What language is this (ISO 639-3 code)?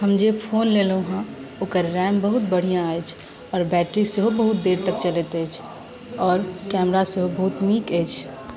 mai